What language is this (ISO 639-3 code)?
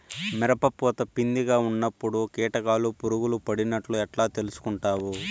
tel